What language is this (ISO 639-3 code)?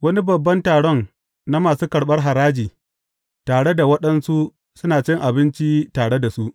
hau